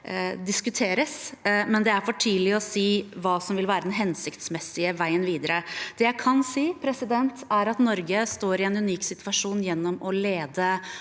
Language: Norwegian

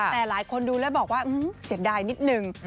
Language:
Thai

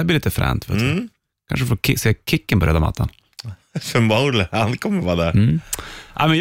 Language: Swedish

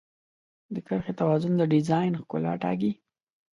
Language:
Pashto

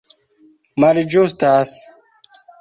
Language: Esperanto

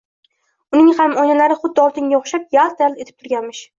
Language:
Uzbek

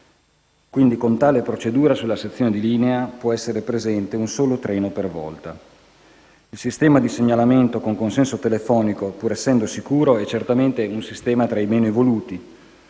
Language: Italian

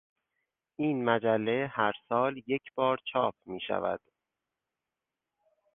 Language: Persian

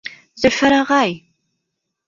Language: Bashkir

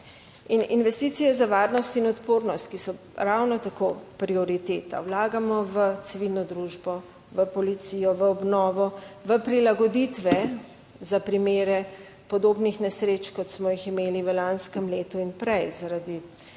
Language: Slovenian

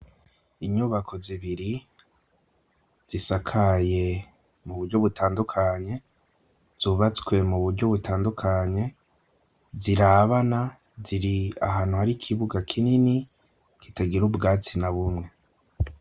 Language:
Rundi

